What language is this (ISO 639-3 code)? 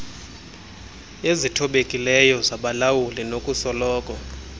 xho